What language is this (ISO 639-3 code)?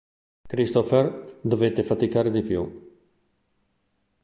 ita